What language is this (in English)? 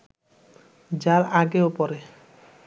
Bangla